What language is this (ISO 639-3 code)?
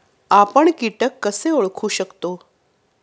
mar